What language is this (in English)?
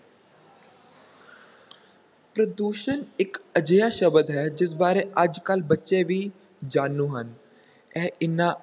Punjabi